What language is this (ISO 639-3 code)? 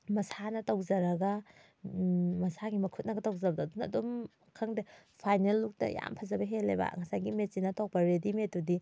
mni